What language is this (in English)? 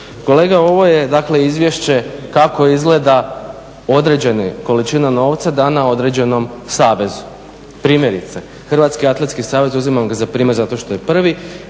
Croatian